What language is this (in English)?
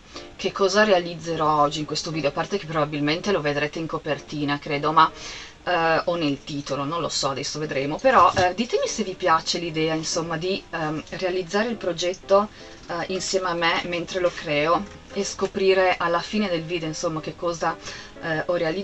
Italian